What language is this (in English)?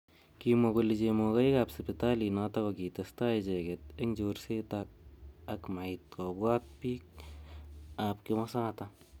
Kalenjin